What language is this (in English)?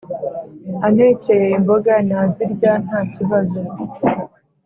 Kinyarwanda